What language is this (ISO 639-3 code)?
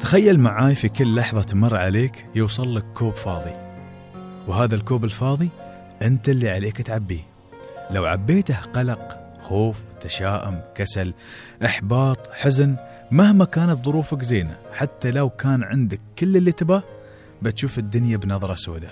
ara